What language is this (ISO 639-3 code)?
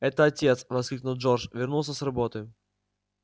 rus